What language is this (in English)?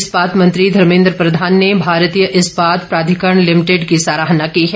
Hindi